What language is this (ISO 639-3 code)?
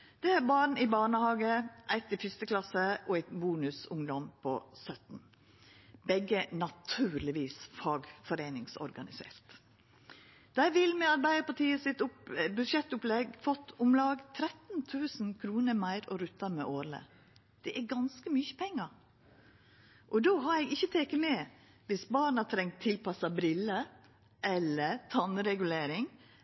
nno